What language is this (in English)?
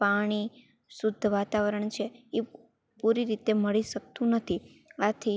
Gujarati